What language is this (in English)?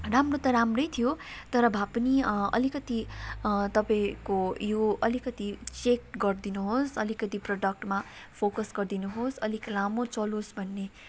Nepali